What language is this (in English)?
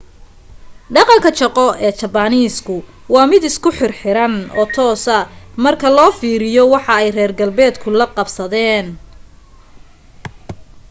Somali